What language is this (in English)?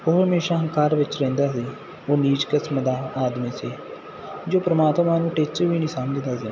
Punjabi